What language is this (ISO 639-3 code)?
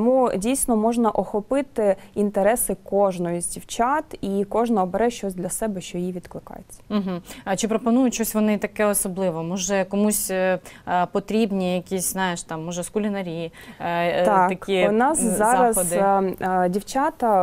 ukr